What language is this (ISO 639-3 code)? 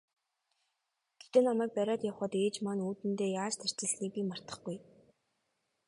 mon